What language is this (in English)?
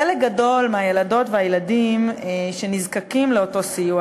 Hebrew